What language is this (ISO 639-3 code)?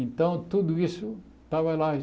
por